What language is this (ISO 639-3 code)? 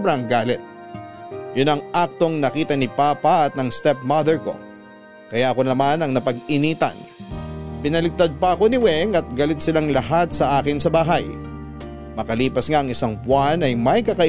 fil